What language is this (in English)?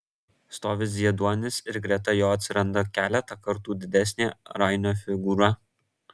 Lithuanian